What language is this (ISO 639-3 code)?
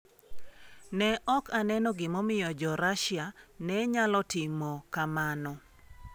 luo